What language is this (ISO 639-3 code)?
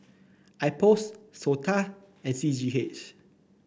eng